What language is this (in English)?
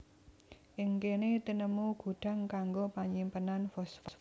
Javanese